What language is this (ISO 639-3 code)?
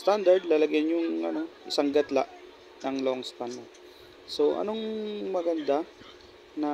fil